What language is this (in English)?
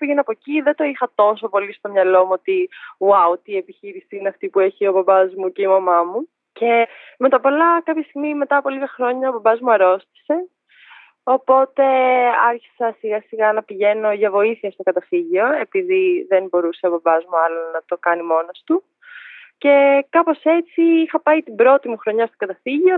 Greek